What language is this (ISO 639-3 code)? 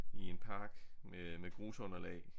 dan